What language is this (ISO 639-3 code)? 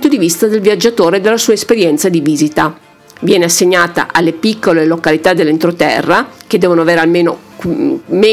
ita